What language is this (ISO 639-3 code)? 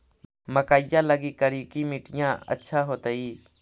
mag